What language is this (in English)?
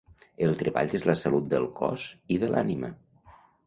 Catalan